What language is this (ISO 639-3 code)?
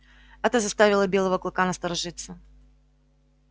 rus